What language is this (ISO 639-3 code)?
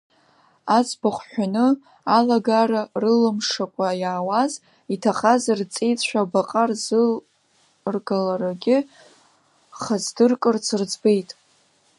abk